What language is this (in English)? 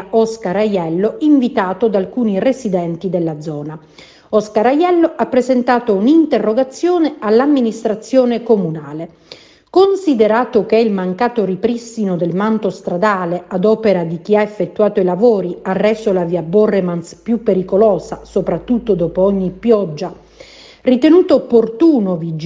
Italian